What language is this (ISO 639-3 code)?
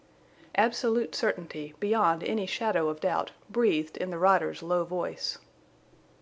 eng